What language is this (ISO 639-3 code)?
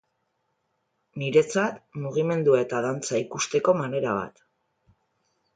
eus